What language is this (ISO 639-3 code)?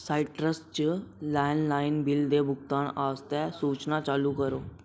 doi